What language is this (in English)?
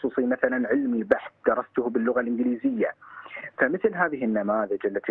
Arabic